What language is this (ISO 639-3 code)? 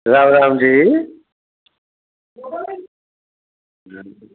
doi